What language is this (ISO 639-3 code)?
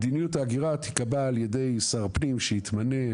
heb